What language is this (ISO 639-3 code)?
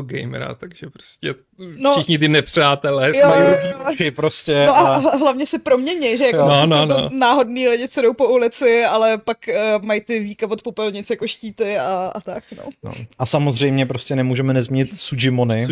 ces